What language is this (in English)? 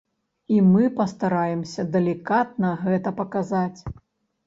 Belarusian